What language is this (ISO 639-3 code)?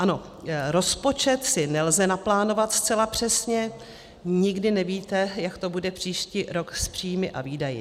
ces